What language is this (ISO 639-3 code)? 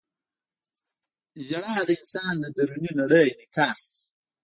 pus